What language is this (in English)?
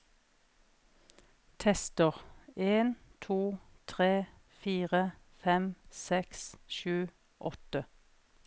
Norwegian